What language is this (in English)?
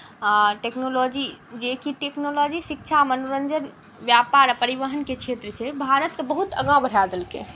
Maithili